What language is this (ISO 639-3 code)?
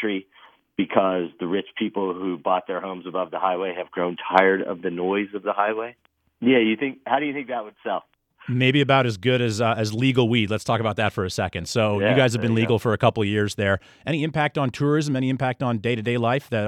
eng